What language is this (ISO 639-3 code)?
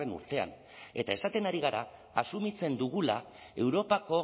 eus